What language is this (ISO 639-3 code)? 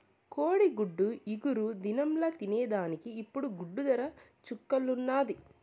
tel